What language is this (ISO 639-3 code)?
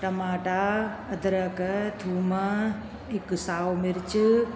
snd